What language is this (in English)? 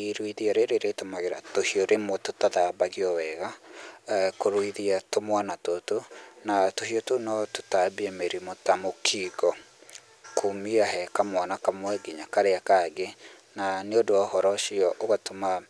Kikuyu